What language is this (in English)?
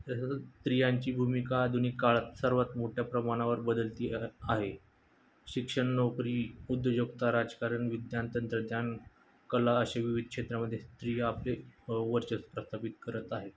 Marathi